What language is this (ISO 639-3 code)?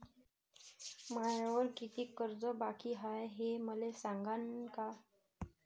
mar